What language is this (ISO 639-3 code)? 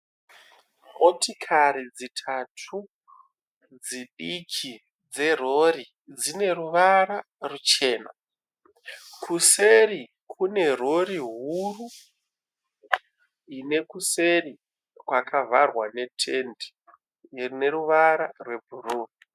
sna